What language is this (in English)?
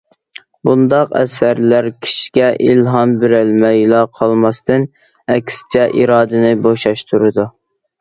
Uyghur